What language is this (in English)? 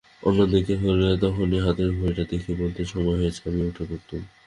Bangla